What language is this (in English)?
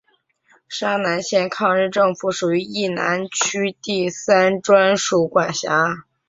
Chinese